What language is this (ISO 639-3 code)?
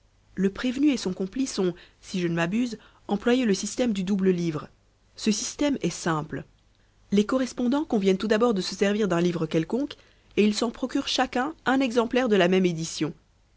fra